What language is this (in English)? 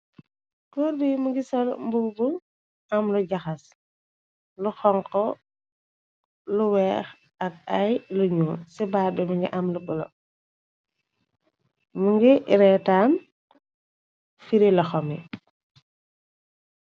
Wolof